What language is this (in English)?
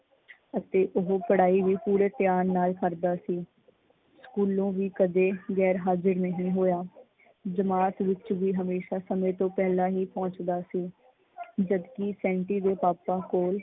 Punjabi